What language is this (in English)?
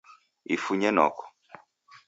Taita